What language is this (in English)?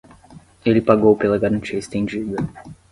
Portuguese